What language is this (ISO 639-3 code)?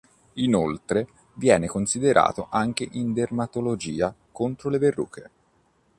ita